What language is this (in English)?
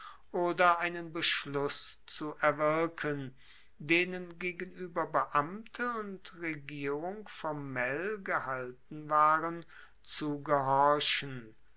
German